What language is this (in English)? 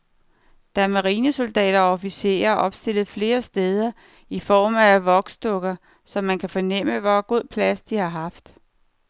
Danish